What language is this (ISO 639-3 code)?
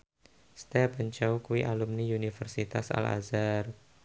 jav